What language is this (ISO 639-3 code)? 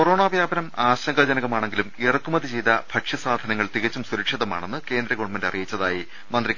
mal